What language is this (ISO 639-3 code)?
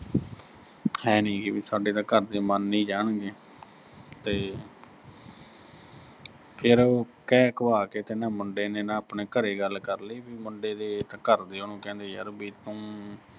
pan